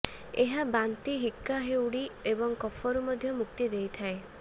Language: Odia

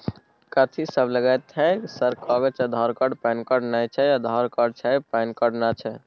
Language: Maithili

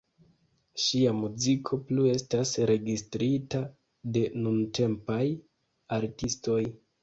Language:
Esperanto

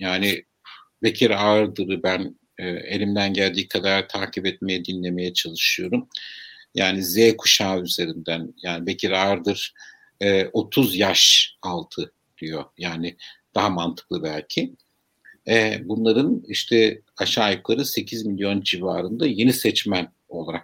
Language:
Turkish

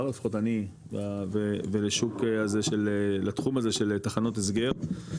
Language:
Hebrew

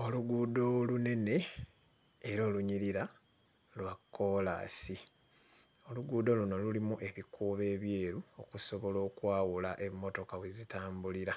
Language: Ganda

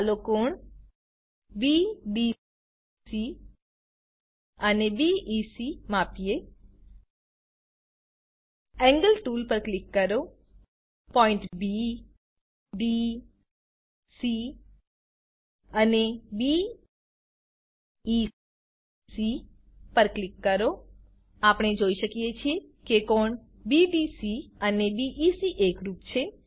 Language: Gujarati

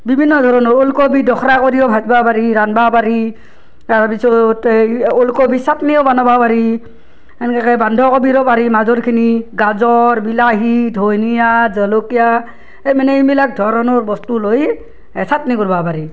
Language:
Assamese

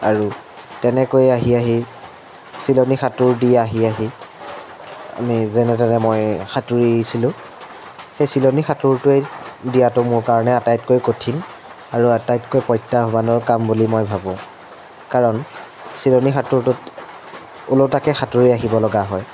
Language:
Assamese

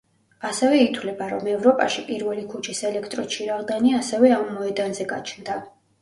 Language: Georgian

